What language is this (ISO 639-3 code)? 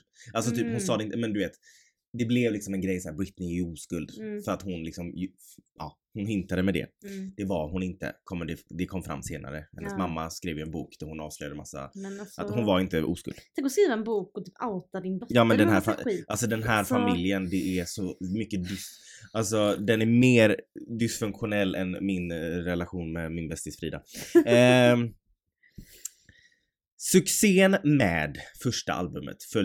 swe